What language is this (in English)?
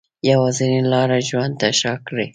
Pashto